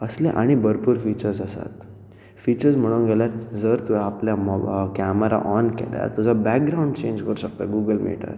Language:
Konkani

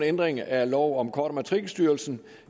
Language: Danish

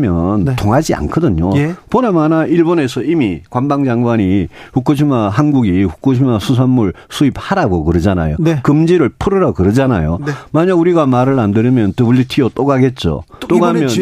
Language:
Korean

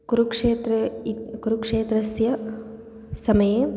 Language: Sanskrit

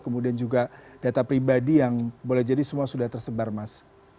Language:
Indonesian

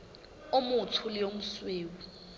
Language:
Southern Sotho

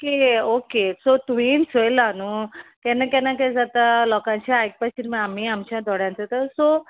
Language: Konkani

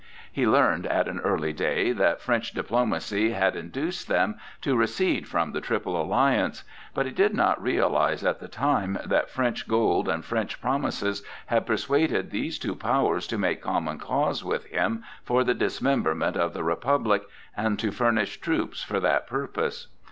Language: English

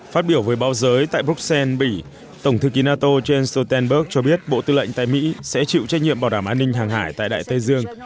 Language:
Vietnamese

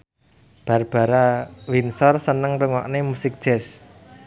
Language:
Javanese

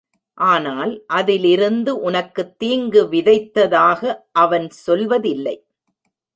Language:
Tamil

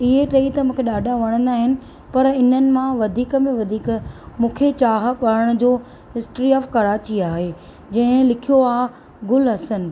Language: Sindhi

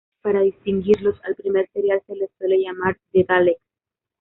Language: Spanish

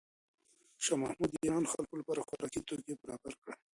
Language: Pashto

